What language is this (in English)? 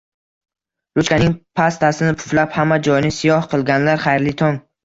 Uzbek